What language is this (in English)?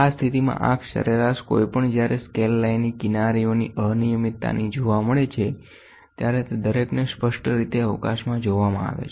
Gujarati